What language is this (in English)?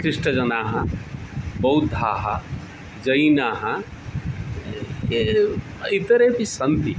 Sanskrit